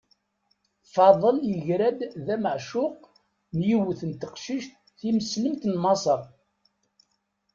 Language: Kabyle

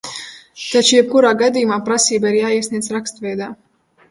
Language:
Latvian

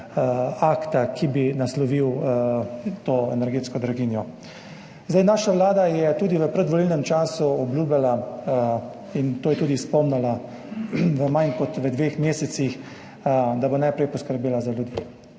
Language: Slovenian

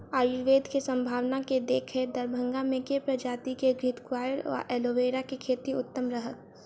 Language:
Maithili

